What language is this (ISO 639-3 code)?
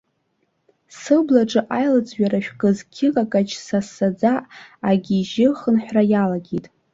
abk